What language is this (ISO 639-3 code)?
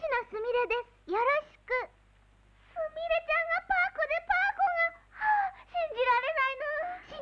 jpn